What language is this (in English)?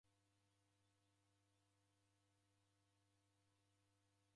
Taita